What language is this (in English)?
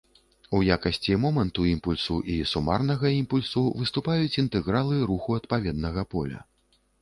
Belarusian